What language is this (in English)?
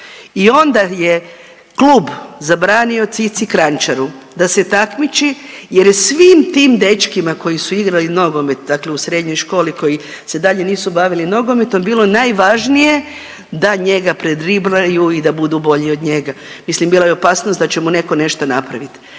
Croatian